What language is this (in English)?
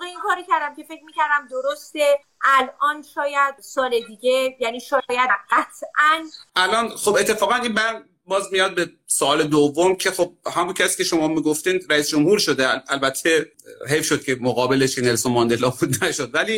Persian